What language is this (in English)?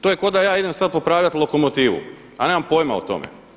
Croatian